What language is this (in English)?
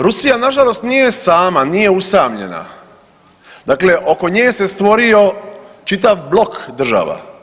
Croatian